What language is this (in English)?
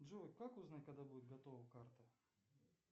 Russian